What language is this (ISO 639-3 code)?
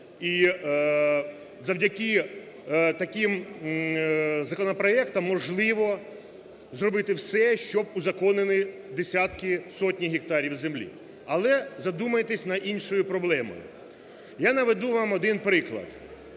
ukr